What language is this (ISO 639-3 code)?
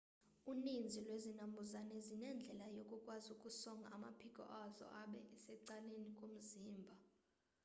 xho